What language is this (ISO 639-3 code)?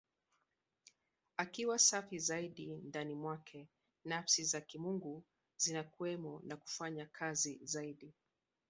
swa